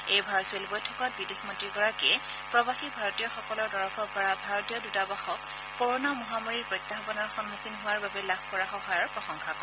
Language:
Assamese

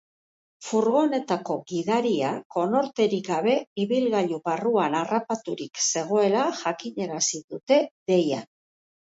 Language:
Basque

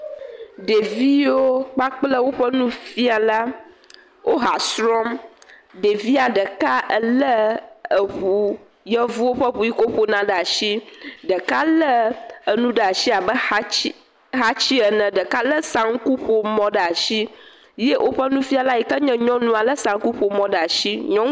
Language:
Ewe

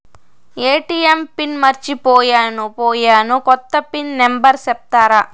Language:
Telugu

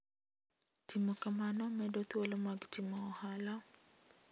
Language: Luo (Kenya and Tanzania)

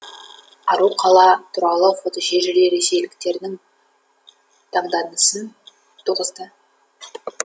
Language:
Kazakh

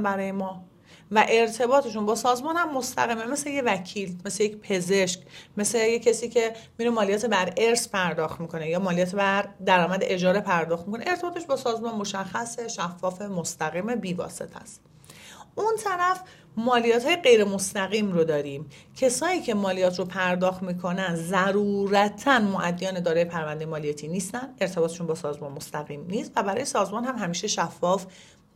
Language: Persian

